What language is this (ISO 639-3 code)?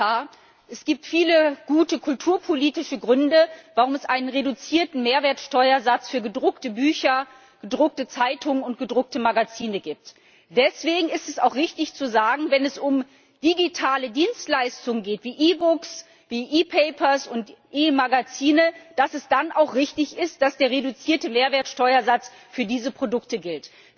deu